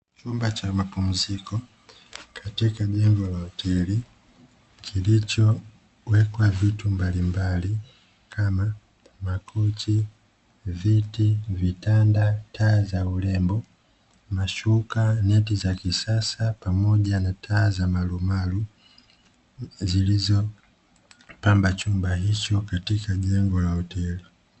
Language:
Swahili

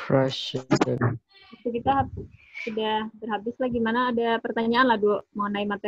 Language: Indonesian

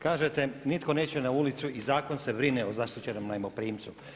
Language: Croatian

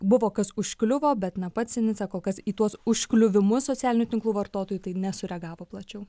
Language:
Lithuanian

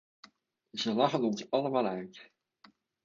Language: Dutch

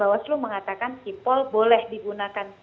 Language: Indonesian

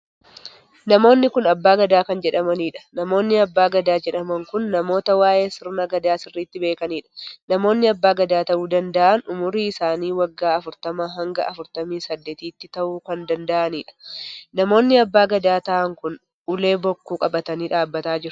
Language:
Oromo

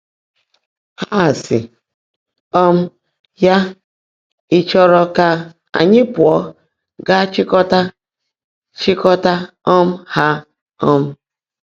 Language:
Igbo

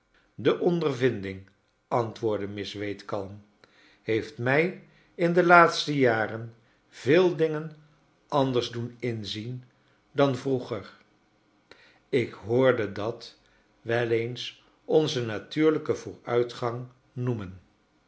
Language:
Dutch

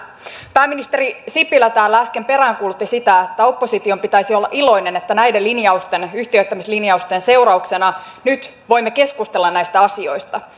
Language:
Finnish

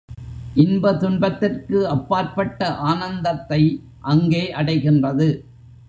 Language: Tamil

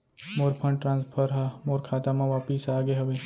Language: Chhattisgarhi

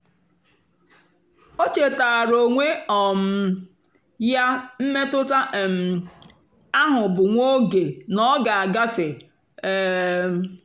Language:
Igbo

